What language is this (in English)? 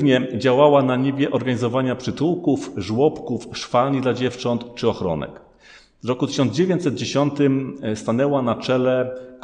Polish